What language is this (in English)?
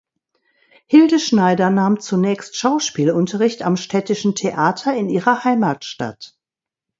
German